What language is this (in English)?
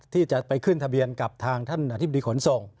Thai